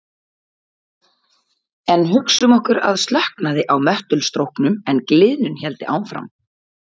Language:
Icelandic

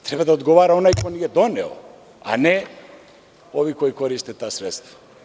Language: Serbian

